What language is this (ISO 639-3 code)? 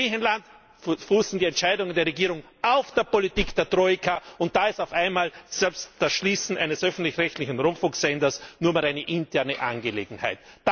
deu